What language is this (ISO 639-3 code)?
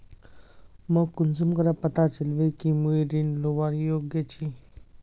mag